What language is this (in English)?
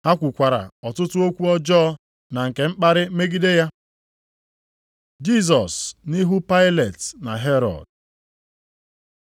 Igbo